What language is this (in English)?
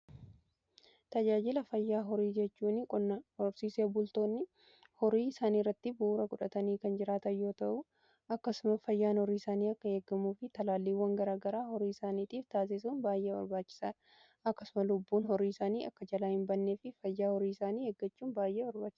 Oromo